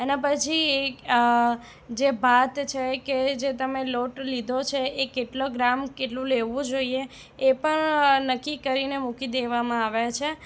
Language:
Gujarati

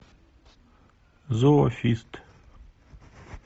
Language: Russian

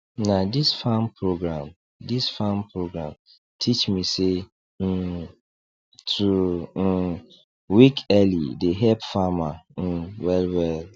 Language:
Nigerian Pidgin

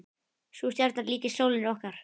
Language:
Icelandic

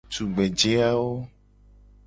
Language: Gen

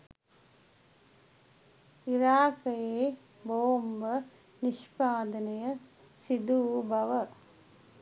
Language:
Sinhala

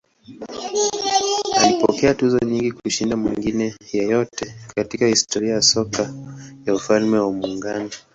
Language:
Swahili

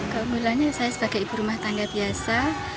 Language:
Indonesian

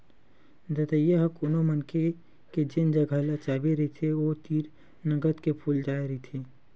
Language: Chhattisgarhi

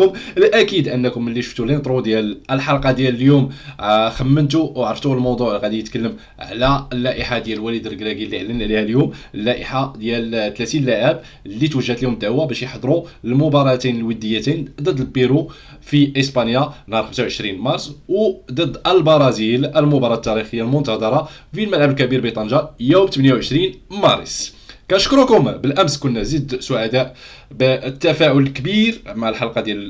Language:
Arabic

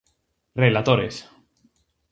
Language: Galician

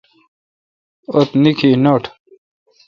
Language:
Kalkoti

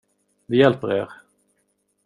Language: Swedish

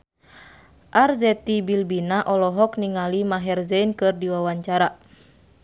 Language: Sundanese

